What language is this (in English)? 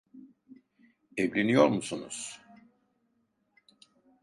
Turkish